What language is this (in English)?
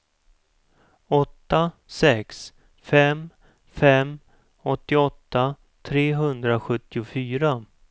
Swedish